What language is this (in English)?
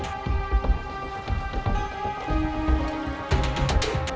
Indonesian